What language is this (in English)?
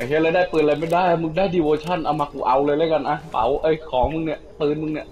Thai